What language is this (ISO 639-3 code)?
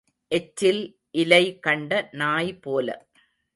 tam